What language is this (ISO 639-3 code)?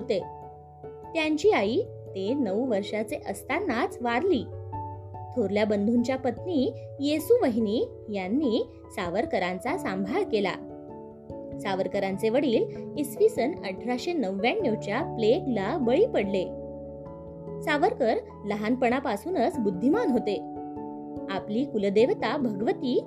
mar